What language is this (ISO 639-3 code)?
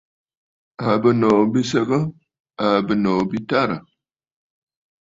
bfd